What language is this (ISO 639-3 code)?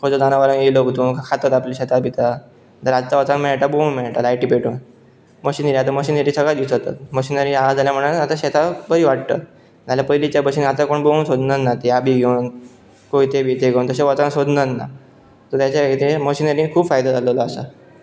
kok